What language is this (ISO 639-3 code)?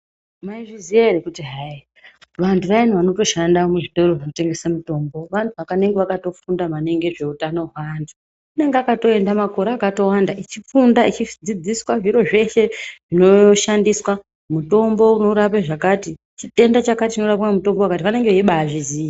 ndc